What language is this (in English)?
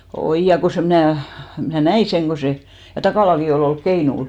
Finnish